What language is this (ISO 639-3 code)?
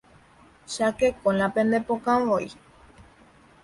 grn